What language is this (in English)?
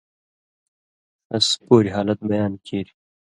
Indus Kohistani